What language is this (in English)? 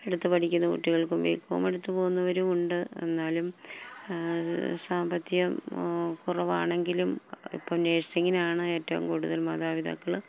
Malayalam